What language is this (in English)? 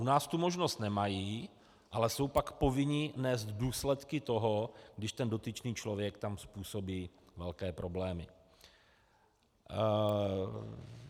Czech